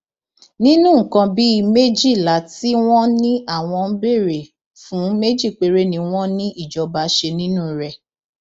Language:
Yoruba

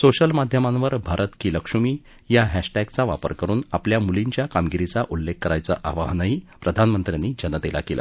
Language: Marathi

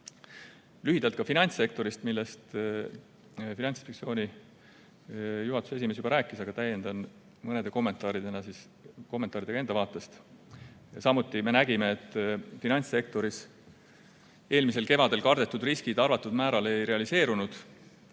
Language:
Estonian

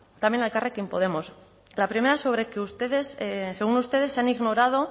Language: Spanish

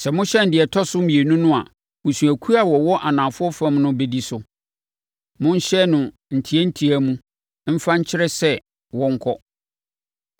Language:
Akan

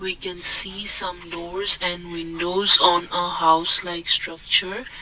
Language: English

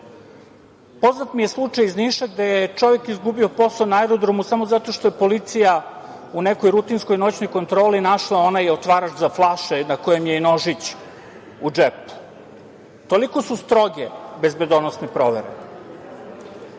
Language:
Serbian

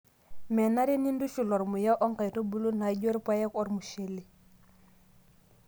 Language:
Masai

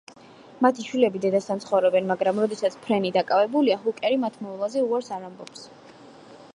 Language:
Georgian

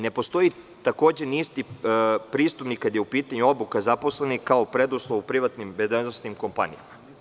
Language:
Serbian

